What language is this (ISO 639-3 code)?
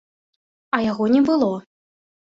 bel